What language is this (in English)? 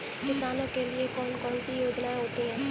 Hindi